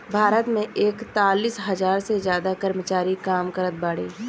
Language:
Bhojpuri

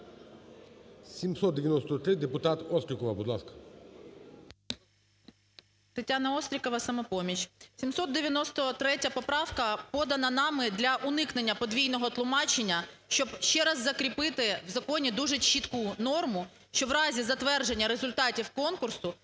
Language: Ukrainian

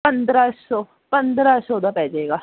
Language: Punjabi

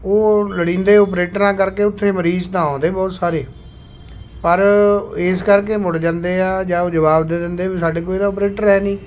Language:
Punjabi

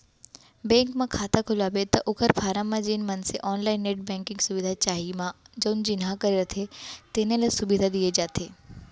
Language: Chhattisgarhi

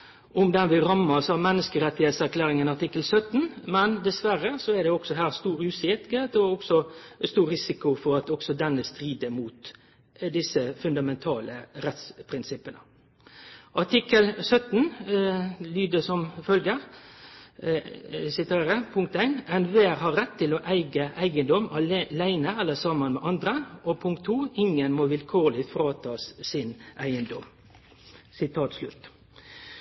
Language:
Norwegian Nynorsk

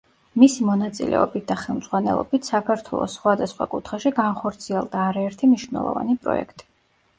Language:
Georgian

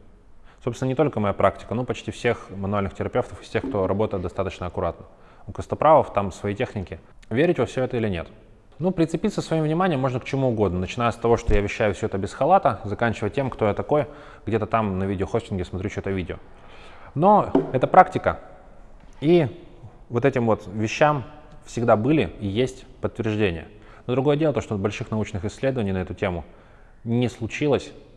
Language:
Russian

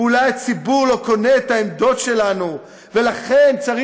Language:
Hebrew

